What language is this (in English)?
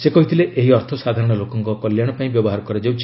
Odia